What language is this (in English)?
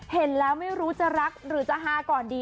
Thai